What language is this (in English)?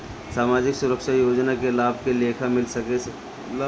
Bhojpuri